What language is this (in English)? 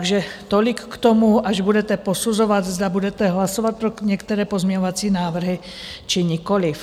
Czech